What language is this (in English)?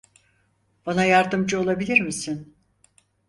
Turkish